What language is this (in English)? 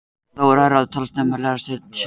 Icelandic